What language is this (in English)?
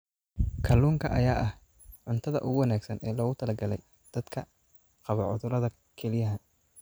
Somali